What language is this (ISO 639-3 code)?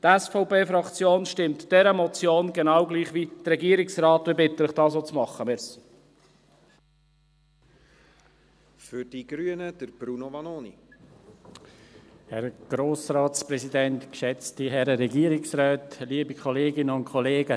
gsw